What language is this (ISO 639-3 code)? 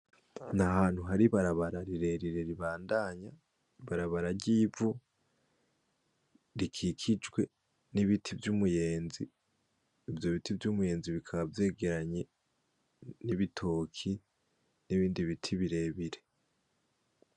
run